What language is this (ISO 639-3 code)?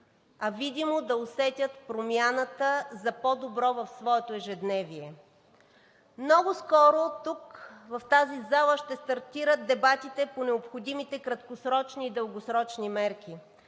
bul